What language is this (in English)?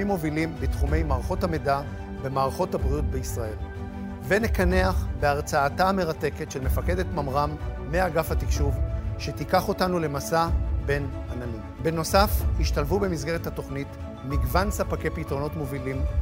Hebrew